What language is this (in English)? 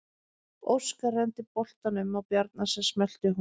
Icelandic